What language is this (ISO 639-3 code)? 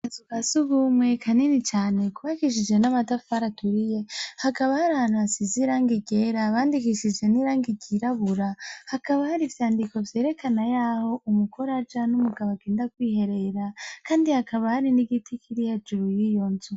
run